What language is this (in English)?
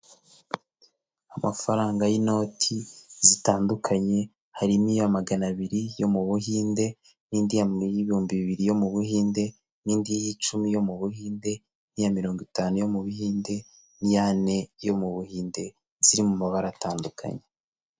Kinyarwanda